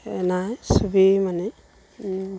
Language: Assamese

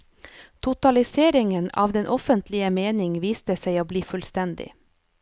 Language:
Norwegian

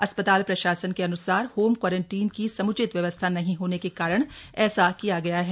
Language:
Hindi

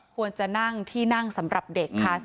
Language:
Thai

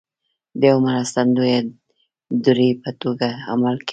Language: Pashto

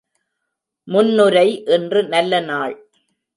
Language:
Tamil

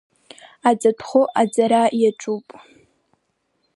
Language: Abkhazian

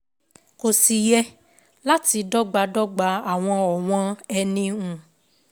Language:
Yoruba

